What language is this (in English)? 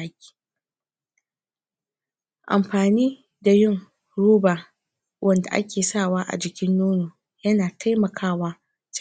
Hausa